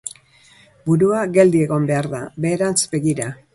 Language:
Basque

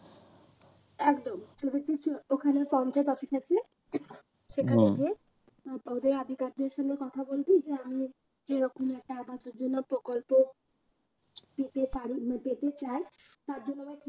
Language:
Bangla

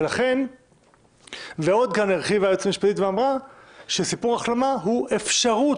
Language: Hebrew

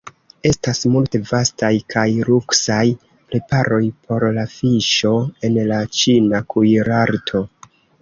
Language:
Esperanto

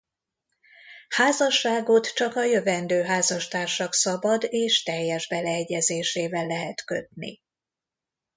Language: Hungarian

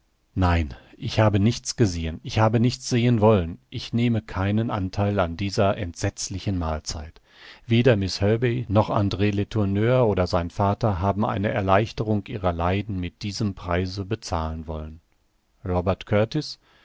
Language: German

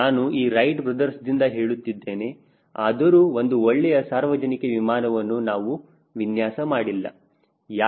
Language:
Kannada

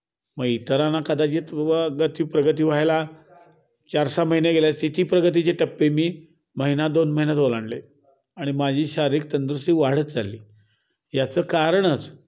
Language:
Marathi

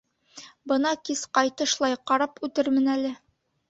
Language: Bashkir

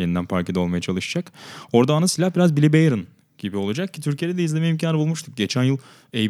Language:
Turkish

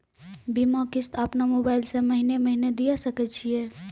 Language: Maithili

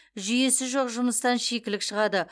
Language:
Kazakh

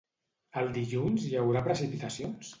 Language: Catalan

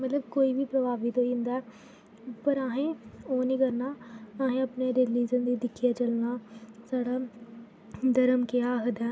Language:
Dogri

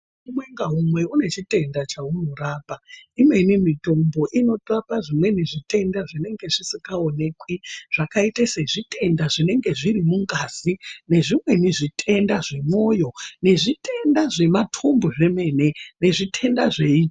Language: Ndau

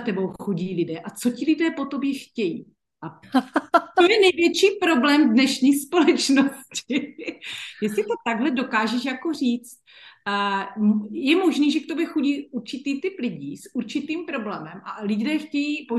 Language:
Czech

